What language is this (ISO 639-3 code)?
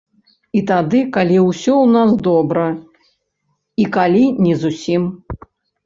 bel